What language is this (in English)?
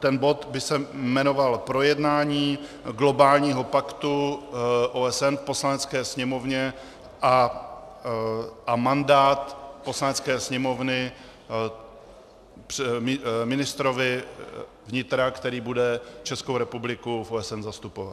Czech